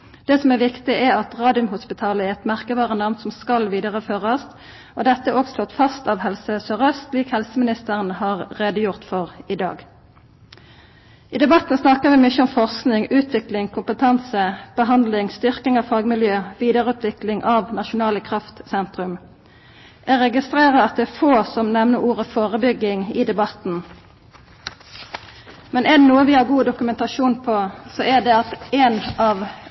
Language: Norwegian Nynorsk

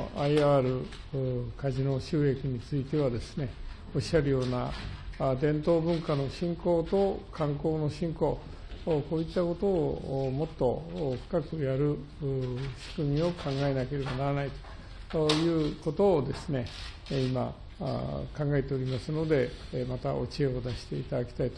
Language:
Japanese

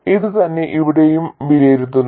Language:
Malayalam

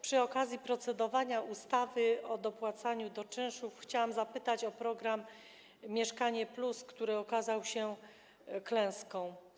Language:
Polish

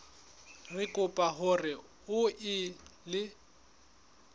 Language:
Southern Sotho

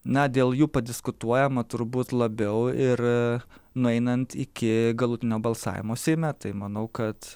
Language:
Lithuanian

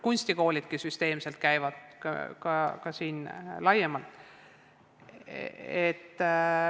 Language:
Estonian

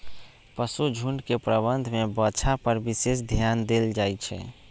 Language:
Magahi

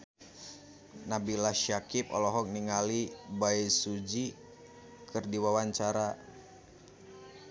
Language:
Sundanese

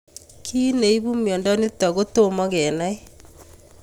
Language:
Kalenjin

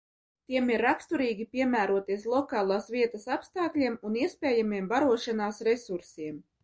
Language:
Latvian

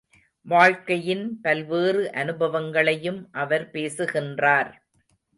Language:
Tamil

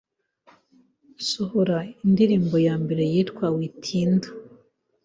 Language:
Kinyarwanda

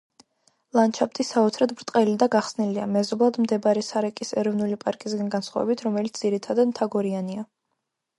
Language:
Georgian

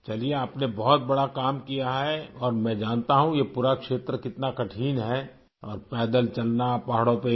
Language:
Urdu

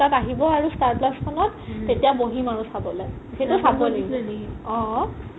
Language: Assamese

